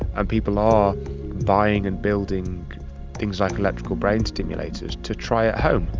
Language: English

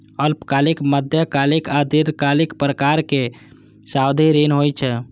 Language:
Maithili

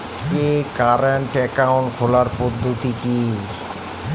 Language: Bangla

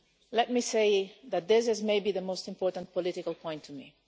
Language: English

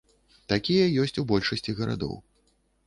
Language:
Belarusian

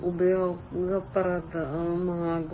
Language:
Malayalam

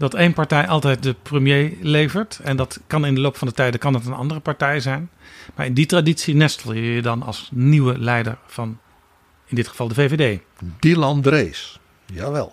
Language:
Dutch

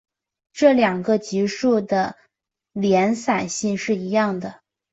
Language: Chinese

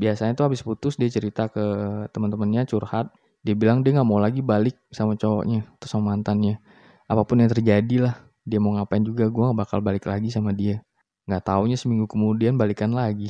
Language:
Indonesian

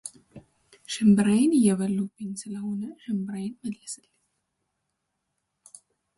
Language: Amharic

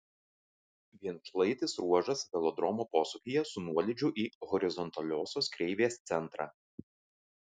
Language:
Lithuanian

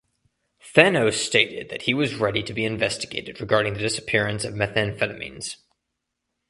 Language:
English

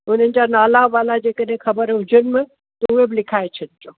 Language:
Sindhi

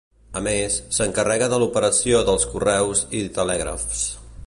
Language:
Catalan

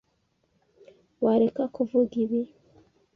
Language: Kinyarwanda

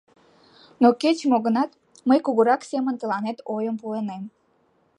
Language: Mari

